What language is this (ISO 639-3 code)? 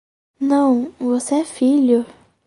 por